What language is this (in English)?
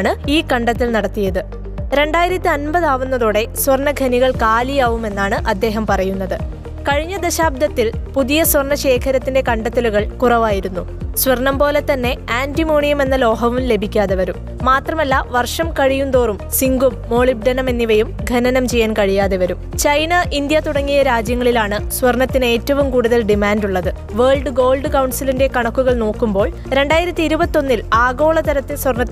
Malayalam